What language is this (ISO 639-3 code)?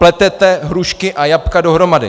ces